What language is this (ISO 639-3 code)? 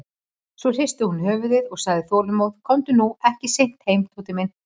isl